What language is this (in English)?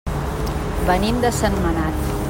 Catalan